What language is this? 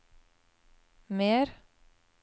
Norwegian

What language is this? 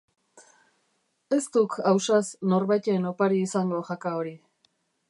Basque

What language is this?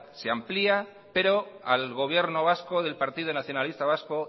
Spanish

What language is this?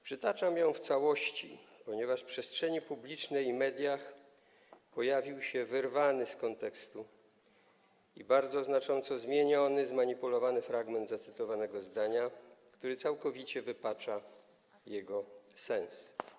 Polish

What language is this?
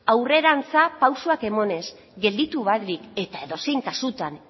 Basque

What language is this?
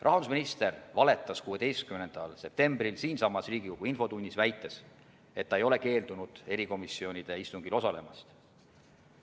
Estonian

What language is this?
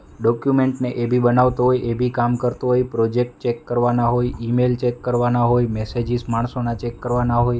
Gujarati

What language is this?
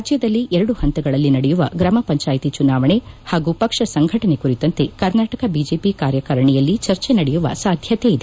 Kannada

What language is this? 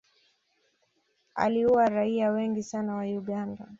Swahili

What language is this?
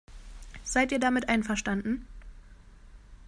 German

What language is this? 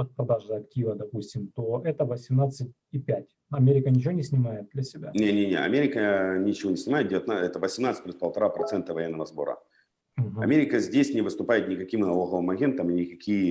Russian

